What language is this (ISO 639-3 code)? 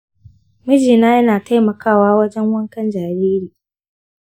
hau